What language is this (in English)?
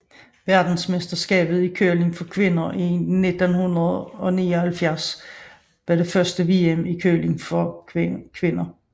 Danish